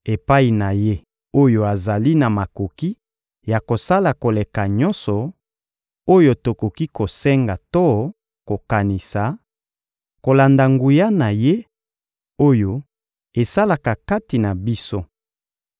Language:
Lingala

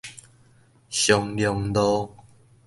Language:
Min Nan Chinese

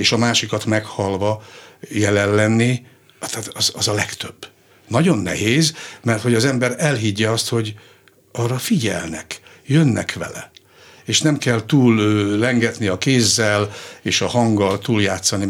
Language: Hungarian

